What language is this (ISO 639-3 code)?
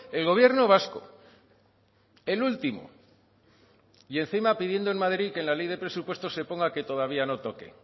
spa